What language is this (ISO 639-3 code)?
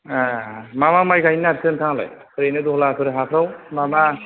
brx